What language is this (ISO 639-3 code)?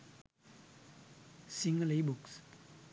sin